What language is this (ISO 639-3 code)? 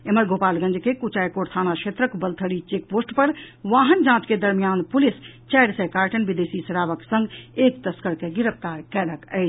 mai